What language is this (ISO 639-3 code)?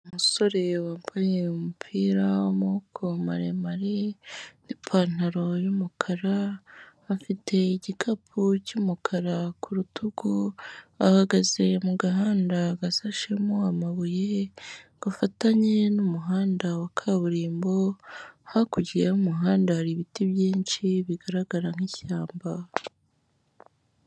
kin